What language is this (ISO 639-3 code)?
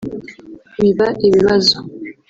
kin